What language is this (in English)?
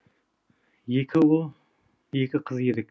Kazakh